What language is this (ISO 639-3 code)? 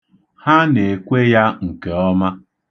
ibo